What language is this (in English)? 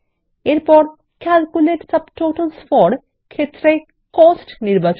Bangla